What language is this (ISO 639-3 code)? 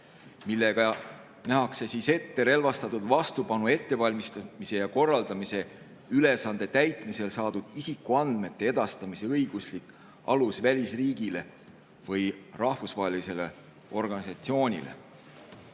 est